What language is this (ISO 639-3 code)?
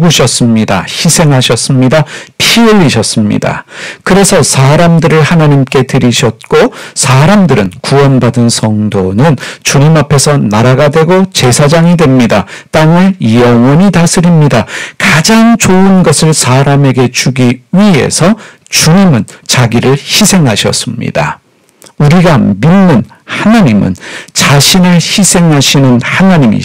kor